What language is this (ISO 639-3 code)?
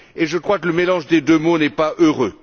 fra